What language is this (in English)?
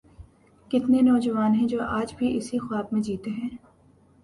Urdu